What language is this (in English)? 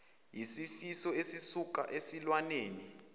Zulu